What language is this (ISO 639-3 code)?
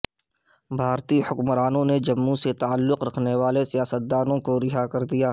urd